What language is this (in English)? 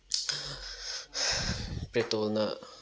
Manipuri